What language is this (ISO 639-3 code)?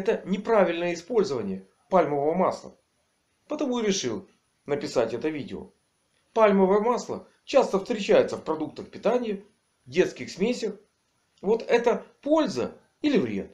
rus